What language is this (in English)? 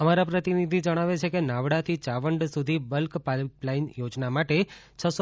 Gujarati